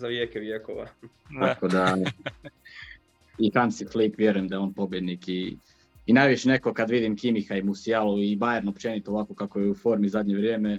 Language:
Croatian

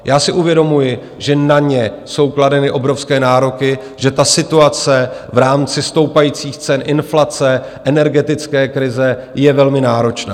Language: Czech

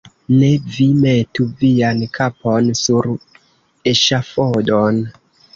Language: Esperanto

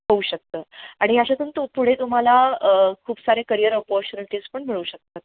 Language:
Marathi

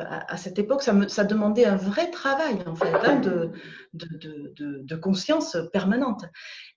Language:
French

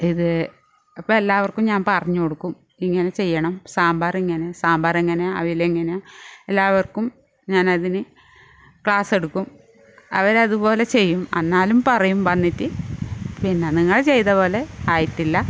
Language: Malayalam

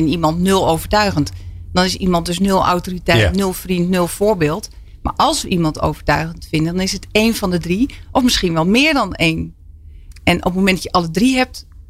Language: Dutch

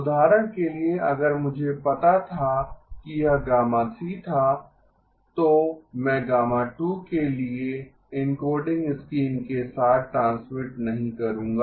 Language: Hindi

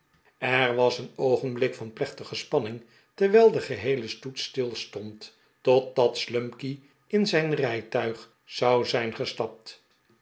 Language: Dutch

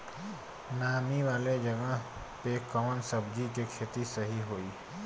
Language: Bhojpuri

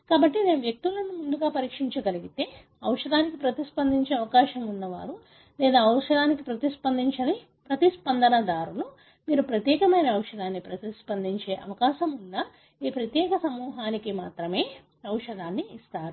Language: Telugu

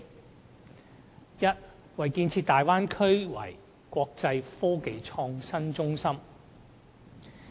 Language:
Cantonese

